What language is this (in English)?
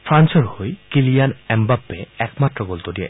Assamese